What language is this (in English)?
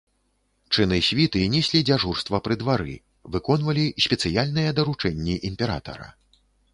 Belarusian